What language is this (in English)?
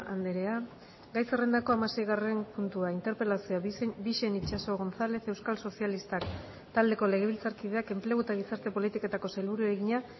Basque